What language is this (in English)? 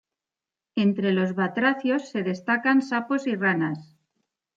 Spanish